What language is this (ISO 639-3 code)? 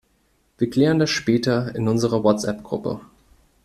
deu